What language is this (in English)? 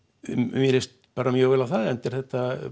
Icelandic